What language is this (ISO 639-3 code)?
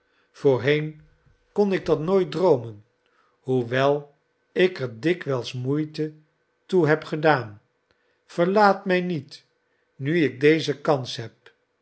nld